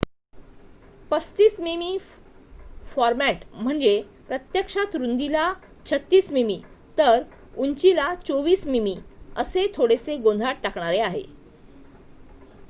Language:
Marathi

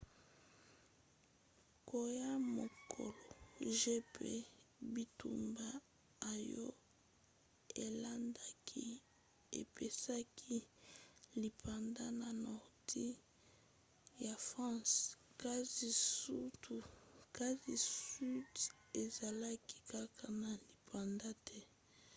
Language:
Lingala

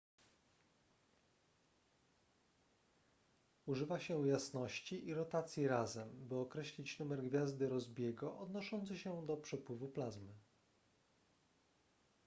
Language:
Polish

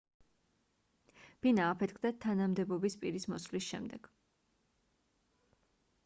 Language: Georgian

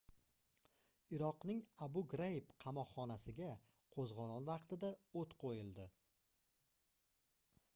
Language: Uzbek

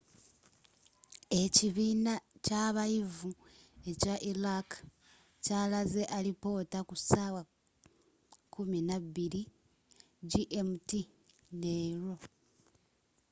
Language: Ganda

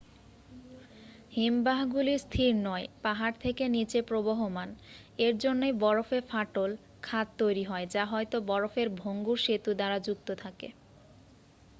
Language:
Bangla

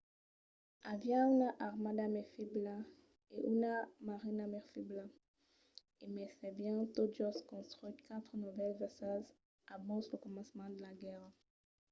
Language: Occitan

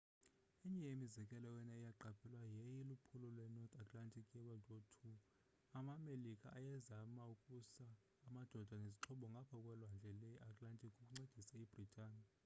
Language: Xhosa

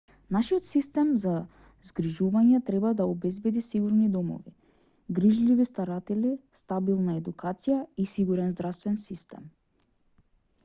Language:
Macedonian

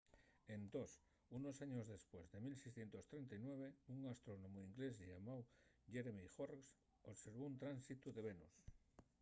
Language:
Asturian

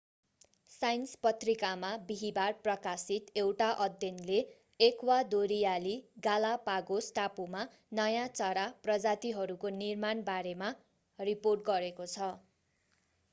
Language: Nepali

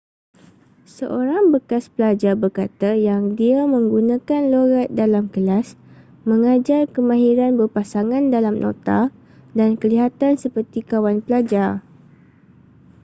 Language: Malay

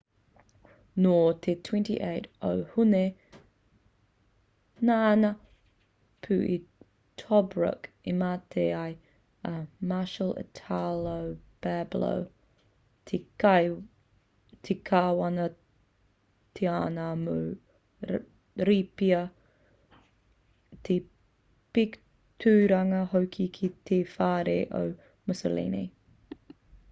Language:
Māori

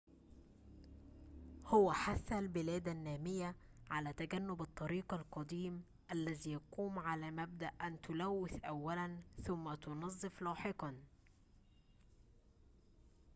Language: Arabic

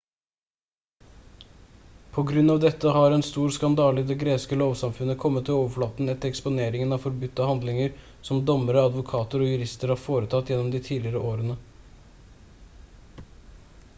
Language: Norwegian Bokmål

